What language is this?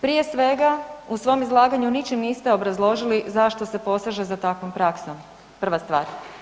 Croatian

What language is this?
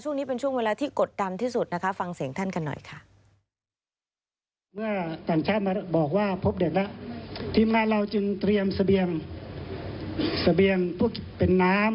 Thai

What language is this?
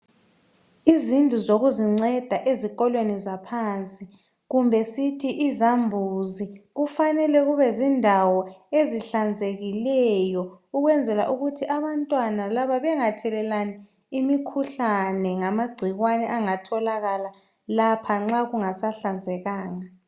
North Ndebele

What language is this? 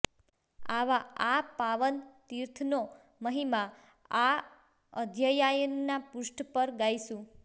Gujarati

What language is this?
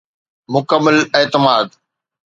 Sindhi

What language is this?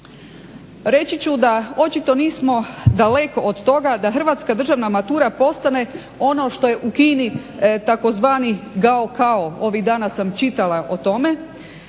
Croatian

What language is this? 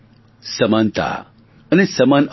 Gujarati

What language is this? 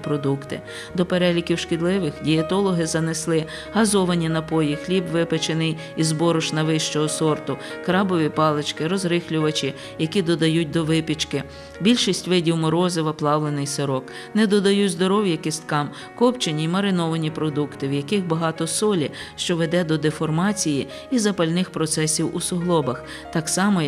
Russian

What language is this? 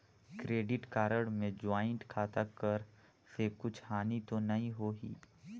Chhattisgarhi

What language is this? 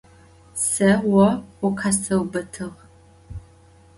Adyghe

